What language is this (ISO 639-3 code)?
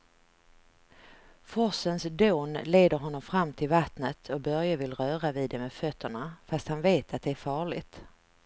swe